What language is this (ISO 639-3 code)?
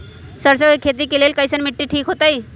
mag